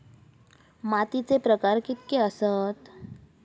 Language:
Marathi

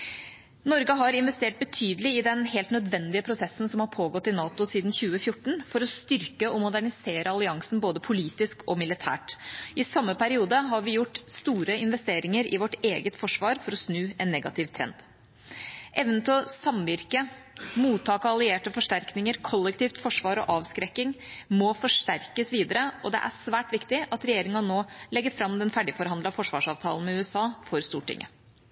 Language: Norwegian Bokmål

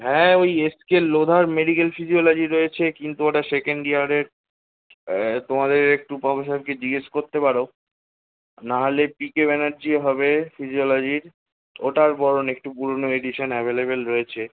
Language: Bangla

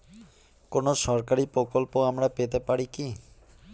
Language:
Bangla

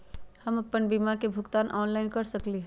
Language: Magahi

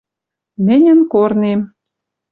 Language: Western Mari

